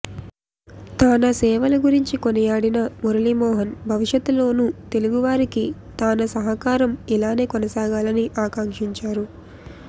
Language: Telugu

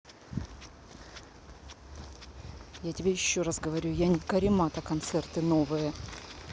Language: Russian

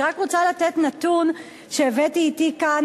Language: Hebrew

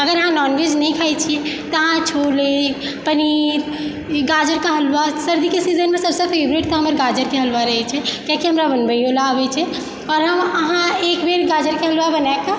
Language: Maithili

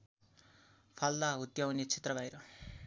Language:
Nepali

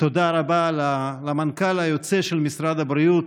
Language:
Hebrew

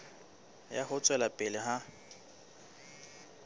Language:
Southern Sotho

